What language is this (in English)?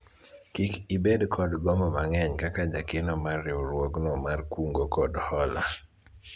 Luo (Kenya and Tanzania)